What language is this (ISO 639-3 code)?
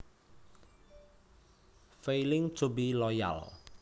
jav